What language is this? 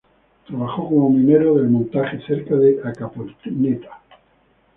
Spanish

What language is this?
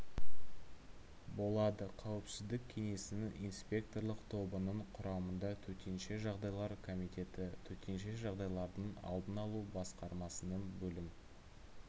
Kazakh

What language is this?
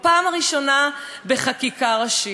Hebrew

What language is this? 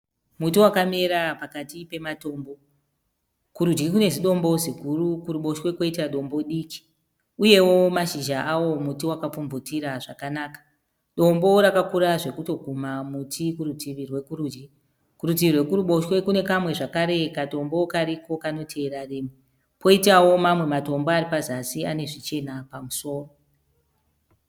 Shona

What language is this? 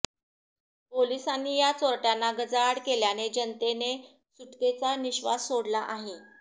Marathi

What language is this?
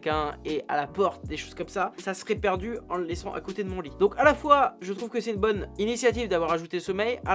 French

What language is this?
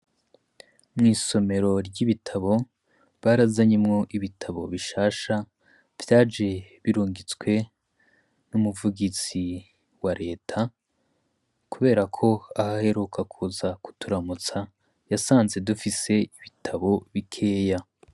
Rundi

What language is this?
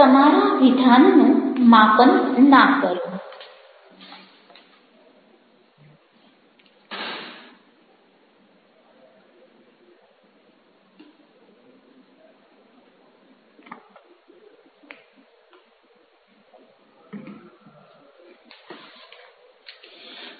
Gujarati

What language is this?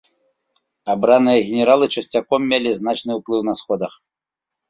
Belarusian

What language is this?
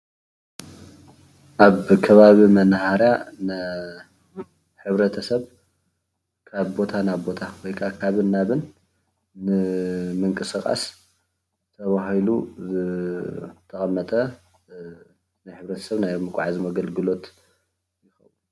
Tigrinya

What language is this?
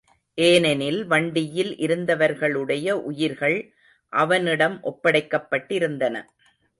Tamil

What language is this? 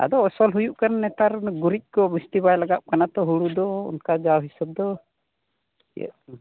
Santali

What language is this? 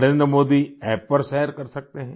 Hindi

